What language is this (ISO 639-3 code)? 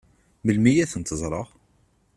kab